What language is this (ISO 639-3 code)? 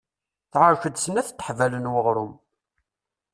kab